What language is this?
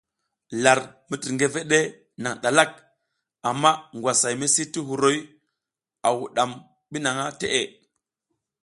South Giziga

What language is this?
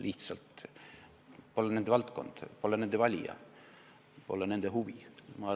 Estonian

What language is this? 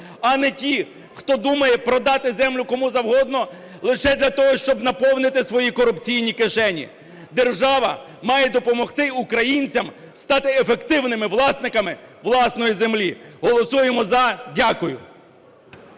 Ukrainian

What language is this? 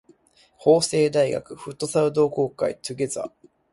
Japanese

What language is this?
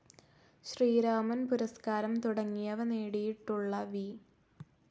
Malayalam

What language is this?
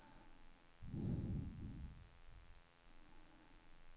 Swedish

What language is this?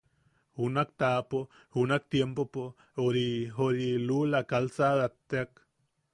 Yaqui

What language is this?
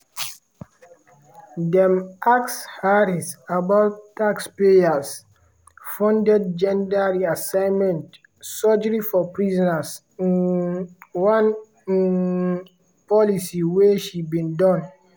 Nigerian Pidgin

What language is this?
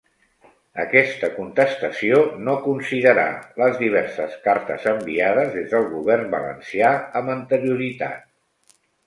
Catalan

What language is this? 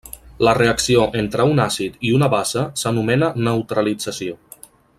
Catalan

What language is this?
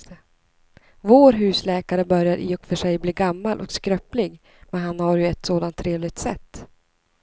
Swedish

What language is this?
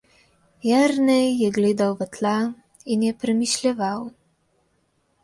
Slovenian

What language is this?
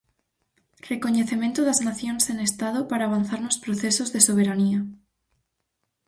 Galician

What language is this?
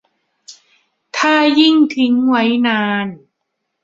Thai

